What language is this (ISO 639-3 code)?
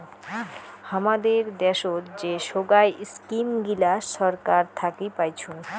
ben